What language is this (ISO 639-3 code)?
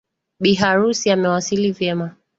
swa